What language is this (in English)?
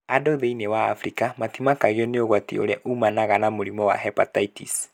Kikuyu